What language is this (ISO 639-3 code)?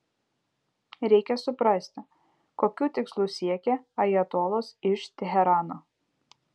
lit